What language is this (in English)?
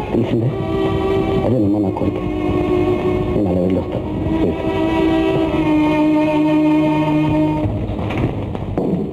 Telugu